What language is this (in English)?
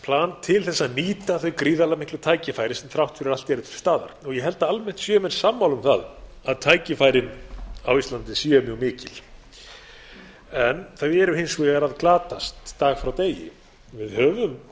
Icelandic